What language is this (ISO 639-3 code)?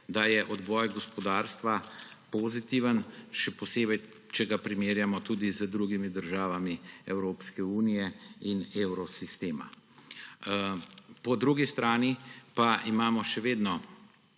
slv